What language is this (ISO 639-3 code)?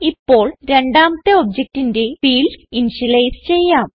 mal